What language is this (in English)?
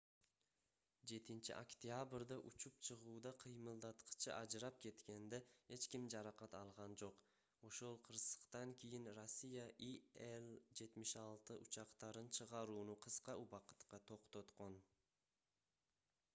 Kyrgyz